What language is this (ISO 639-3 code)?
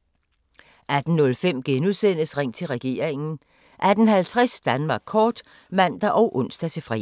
dan